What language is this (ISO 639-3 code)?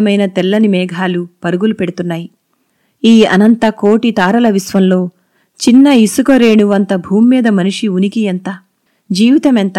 tel